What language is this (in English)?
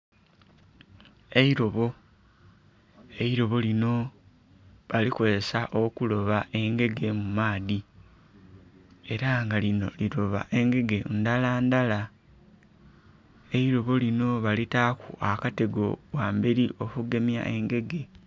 Soga